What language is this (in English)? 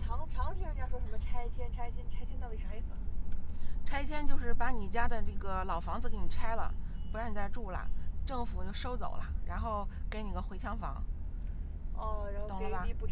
Chinese